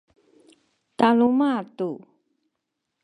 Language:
Sakizaya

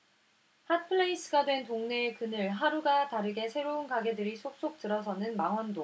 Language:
Korean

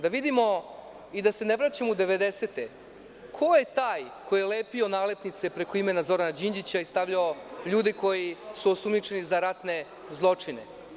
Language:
Serbian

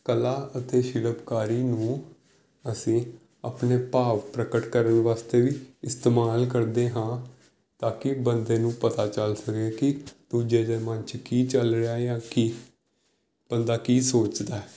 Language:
Punjabi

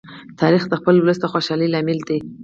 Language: Pashto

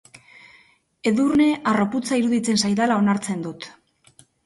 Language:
Basque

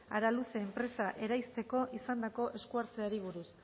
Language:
Basque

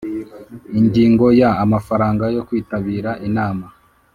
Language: Kinyarwanda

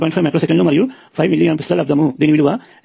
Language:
Telugu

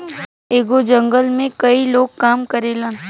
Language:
Bhojpuri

